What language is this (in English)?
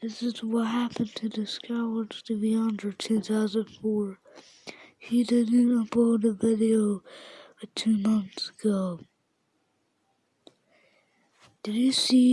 English